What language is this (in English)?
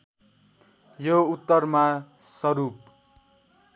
Nepali